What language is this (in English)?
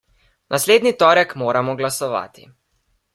Slovenian